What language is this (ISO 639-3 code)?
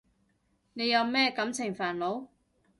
yue